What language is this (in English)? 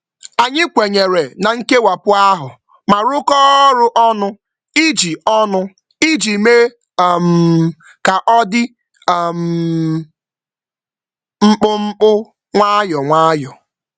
Igbo